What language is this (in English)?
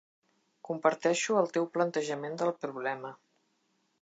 Catalan